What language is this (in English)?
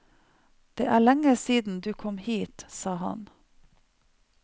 Norwegian